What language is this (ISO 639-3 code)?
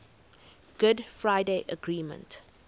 eng